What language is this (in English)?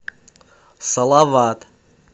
Russian